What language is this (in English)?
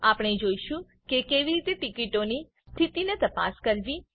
Gujarati